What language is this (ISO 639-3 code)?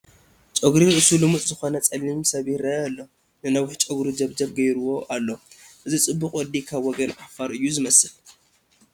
tir